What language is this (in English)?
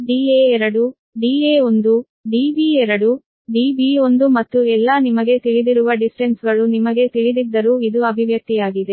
Kannada